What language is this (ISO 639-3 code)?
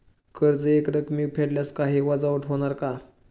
mar